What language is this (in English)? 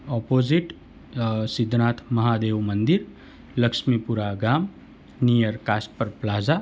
Gujarati